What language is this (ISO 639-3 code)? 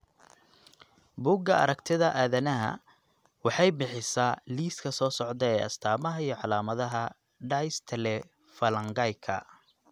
som